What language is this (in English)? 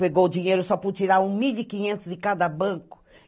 Portuguese